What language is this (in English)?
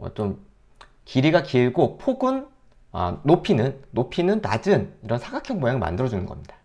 Korean